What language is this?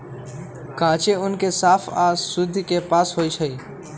Magahi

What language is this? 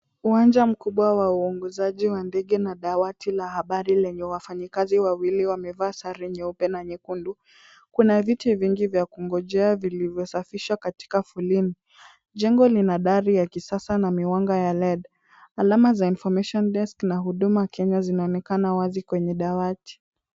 Swahili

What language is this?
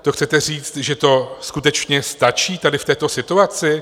Czech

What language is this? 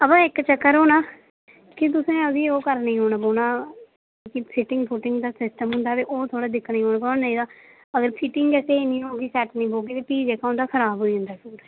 Dogri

